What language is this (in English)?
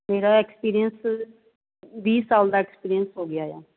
Punjabi